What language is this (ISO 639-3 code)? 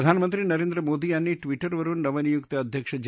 mar